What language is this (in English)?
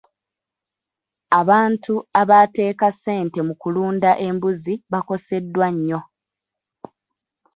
Ganda